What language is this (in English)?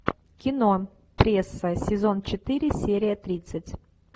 Russian